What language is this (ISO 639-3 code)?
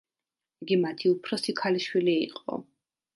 kat